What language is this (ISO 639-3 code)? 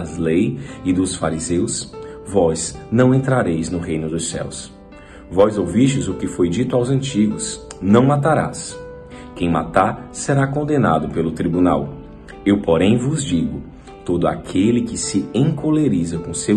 por